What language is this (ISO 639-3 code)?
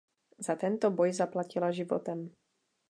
ces